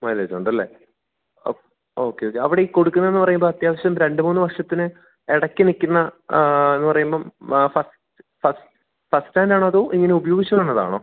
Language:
Malayalam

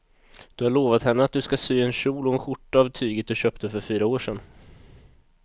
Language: Swedish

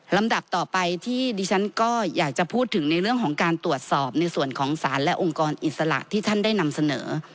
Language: Thai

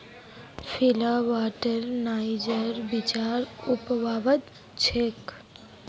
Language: Magahi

